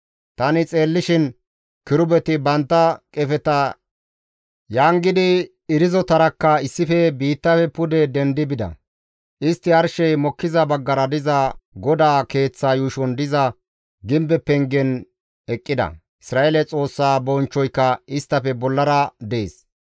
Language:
Gamo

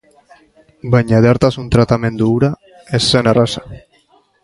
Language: Basque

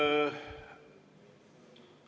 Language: Estonian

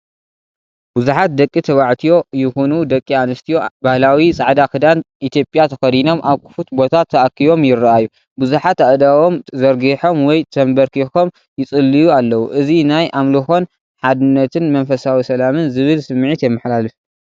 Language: Tigrinya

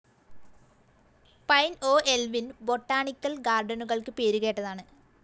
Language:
Malayalam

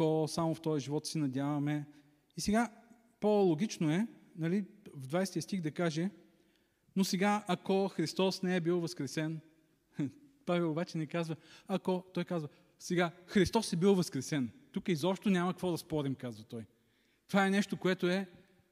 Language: Bulgarian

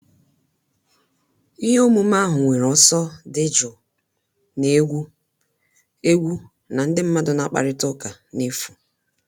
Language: Igbo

